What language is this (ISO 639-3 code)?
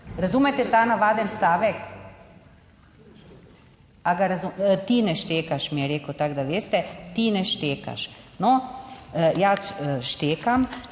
slv